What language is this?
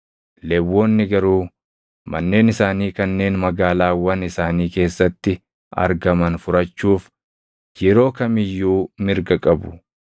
Oromo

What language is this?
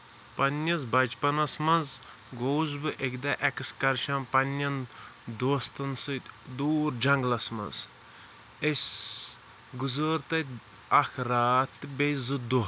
Kashmiri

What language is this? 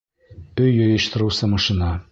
Bashkir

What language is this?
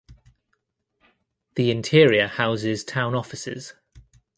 English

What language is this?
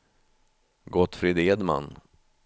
Swedish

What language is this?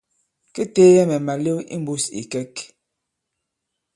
Bankon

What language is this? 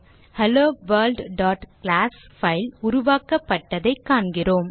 Tamil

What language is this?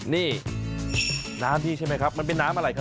Thai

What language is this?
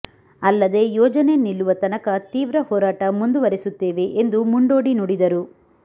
Kannada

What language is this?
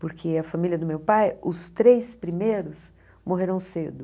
Portuguese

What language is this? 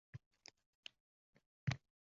Uzbek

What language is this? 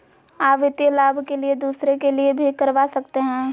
Magahi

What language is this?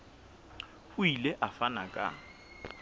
Southern Sotho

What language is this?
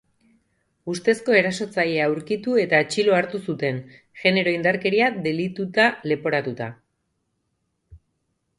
Basque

